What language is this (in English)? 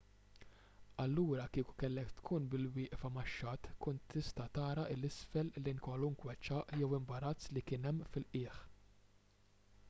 Maltese